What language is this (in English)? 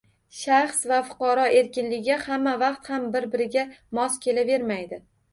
Uzbek